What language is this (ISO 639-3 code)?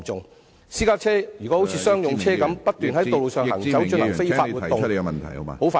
yue